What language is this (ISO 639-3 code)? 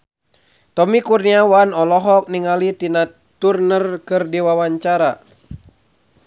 sun